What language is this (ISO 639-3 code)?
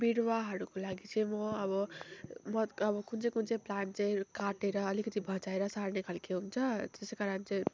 nep